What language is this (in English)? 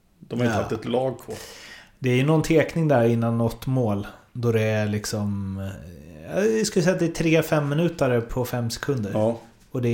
Swedish